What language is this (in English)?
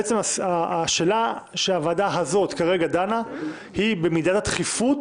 Hebrew